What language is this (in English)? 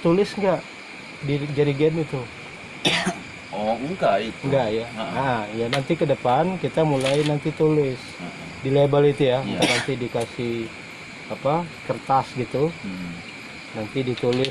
Indonesian